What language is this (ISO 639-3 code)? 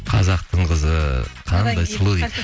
kaz